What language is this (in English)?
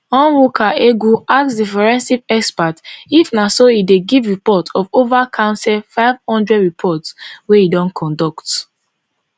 Nigerian Pidgin